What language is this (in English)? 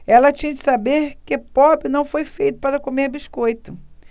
Portuguese